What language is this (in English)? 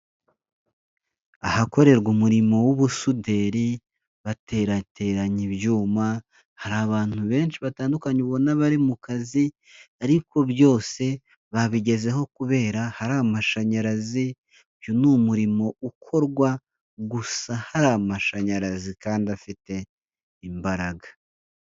Kinyarwanda